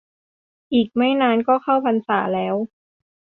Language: Thai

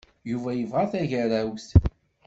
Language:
Kabyle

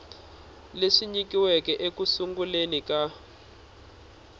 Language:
Tsonga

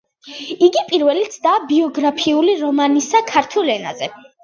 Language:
Georgian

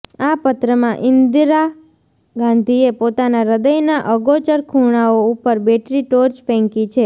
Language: Gujarati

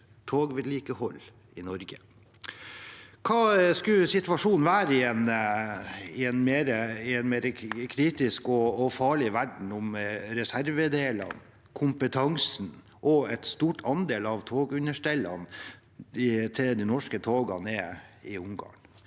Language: Norwegian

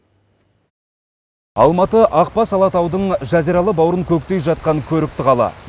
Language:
Kazakh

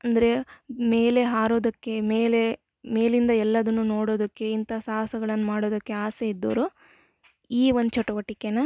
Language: Kannada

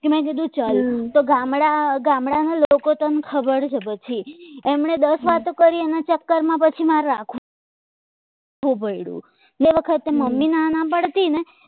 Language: Gujarati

